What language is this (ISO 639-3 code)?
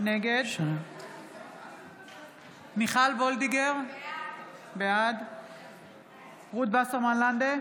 heb